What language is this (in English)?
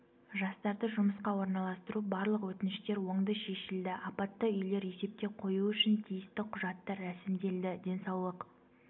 Kazakh